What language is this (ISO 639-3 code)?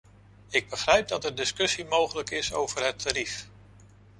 nld